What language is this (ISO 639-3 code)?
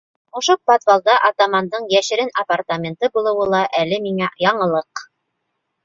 bak